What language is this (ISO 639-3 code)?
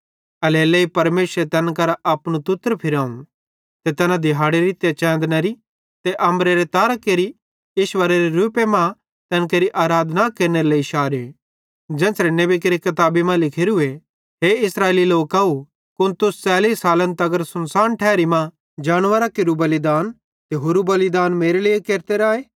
bhd